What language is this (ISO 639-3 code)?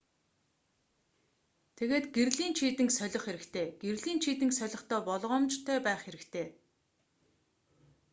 mon